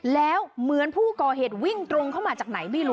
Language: Thai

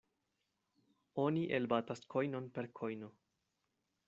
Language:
Esperanto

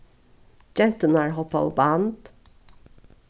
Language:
Faroese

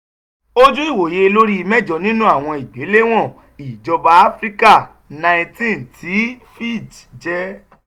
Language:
Yoruba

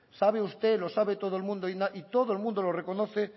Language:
Spanish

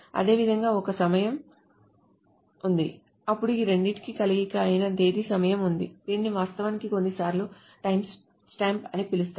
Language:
Telugu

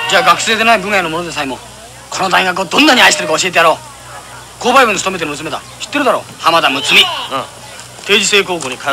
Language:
Japanese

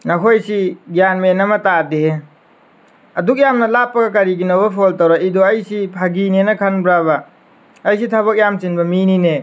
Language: Manipuri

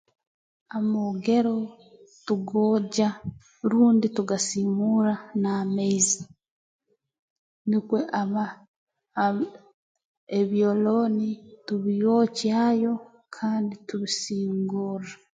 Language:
Tooro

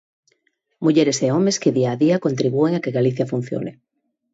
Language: Galician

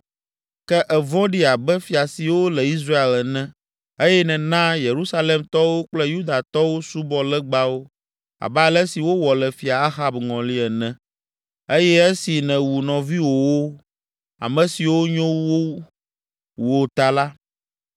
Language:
Ewe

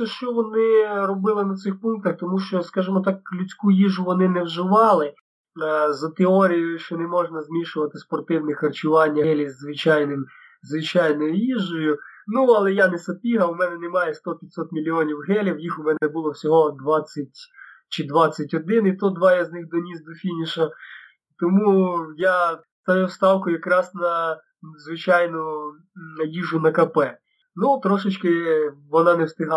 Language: Ukrainian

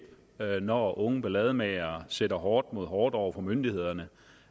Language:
Danish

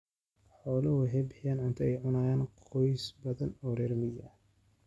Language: Somali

